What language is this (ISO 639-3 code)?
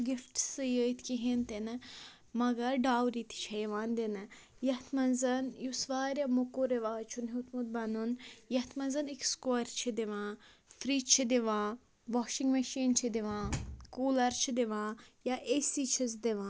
kas